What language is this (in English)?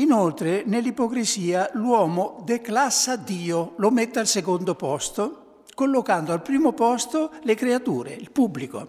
Italian